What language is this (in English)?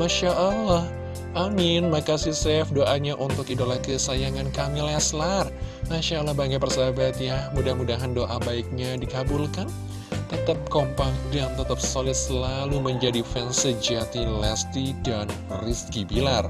Indonesian